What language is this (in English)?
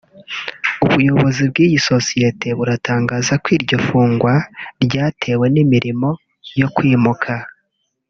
Kinyarwanda